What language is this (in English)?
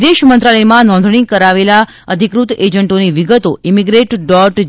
Gujarati